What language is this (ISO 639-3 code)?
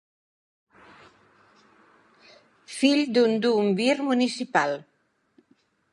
cat